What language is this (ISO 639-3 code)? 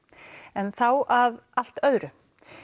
isl